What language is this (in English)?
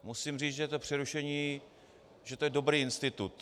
Czech